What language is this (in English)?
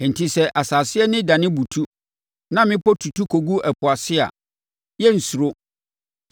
Akan